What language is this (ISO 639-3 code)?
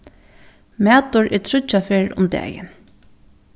fao